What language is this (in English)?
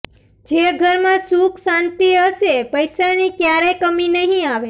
Gujarati